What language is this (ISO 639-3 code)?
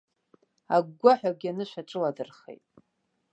abk